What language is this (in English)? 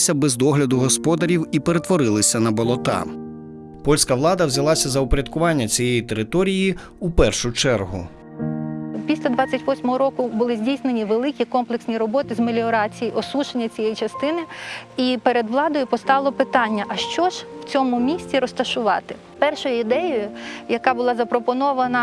Polish